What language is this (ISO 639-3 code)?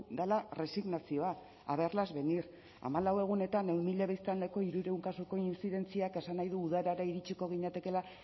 eus